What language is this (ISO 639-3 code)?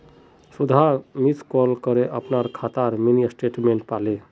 mag